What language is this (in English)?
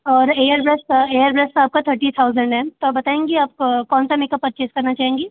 Hindi